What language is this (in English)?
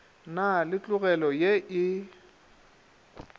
Northern Sotho